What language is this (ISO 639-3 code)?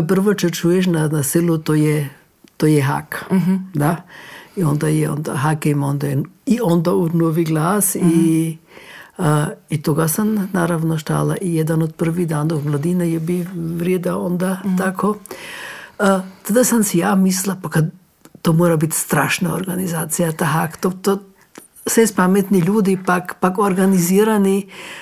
hrv